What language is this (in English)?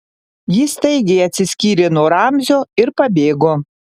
Lithuanian